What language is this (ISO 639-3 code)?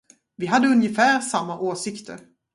swe